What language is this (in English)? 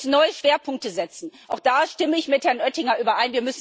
German